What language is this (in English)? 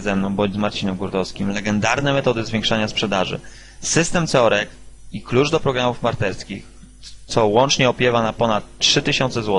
Polish